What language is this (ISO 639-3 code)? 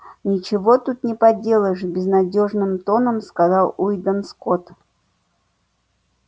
rus